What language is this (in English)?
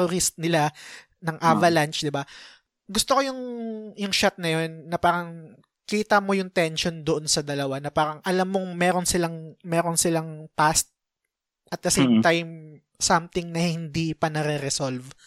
Filipino